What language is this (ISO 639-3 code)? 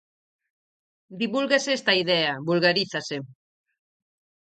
glg